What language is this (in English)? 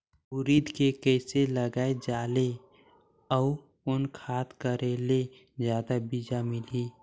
Chhattisgarhi